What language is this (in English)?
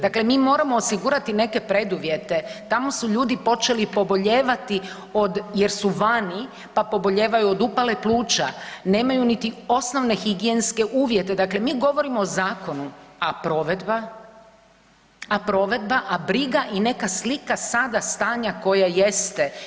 Croatian